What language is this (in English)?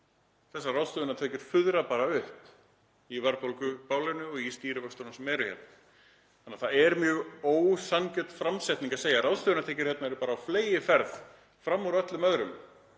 Icelandic